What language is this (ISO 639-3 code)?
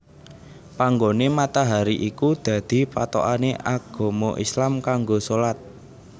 jav